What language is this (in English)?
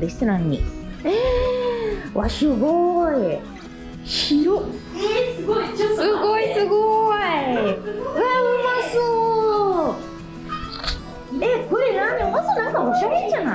Japanese